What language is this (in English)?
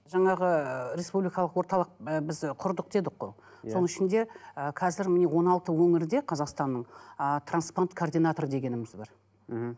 Kazakh